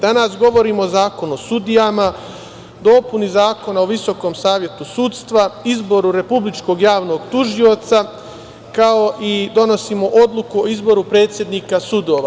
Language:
Serbian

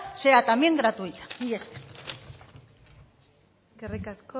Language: Basque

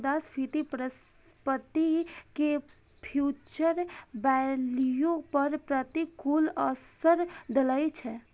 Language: Maithili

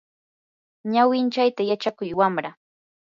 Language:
Yanahuanca Pasco Quechua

